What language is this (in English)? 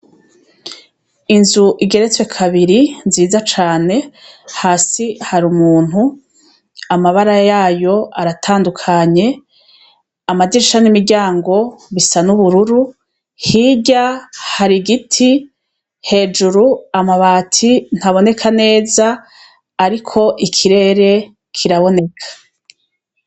Rundi